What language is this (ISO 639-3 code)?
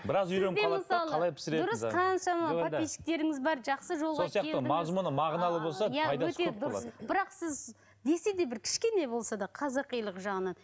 kaz